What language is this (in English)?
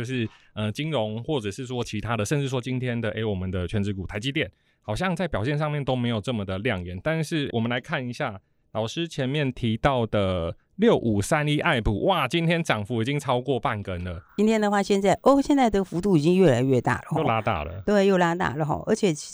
Chinese